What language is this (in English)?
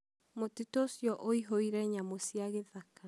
Kikuyu